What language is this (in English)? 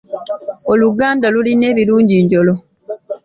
Ganda